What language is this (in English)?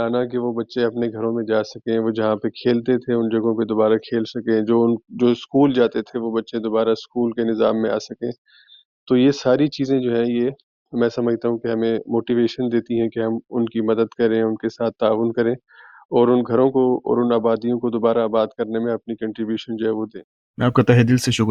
Urdu